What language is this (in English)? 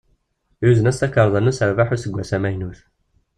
Kabyle